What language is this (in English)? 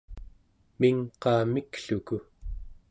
Central Yupik